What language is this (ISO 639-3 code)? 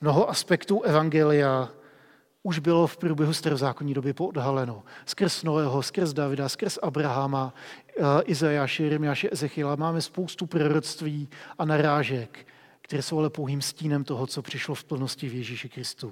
ces